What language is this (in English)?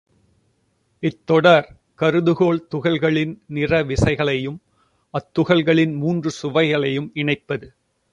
Tamil